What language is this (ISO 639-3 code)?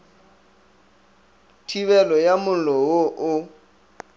nso